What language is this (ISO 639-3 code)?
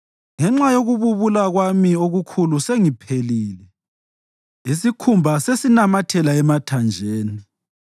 nde